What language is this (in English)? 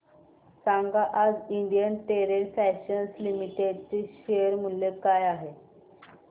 Marathi